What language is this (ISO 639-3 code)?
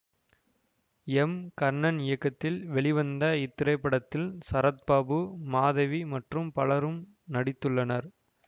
tam